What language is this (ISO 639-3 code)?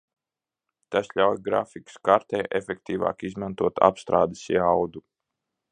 lav